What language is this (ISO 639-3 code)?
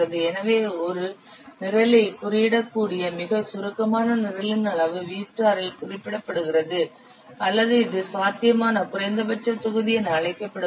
tam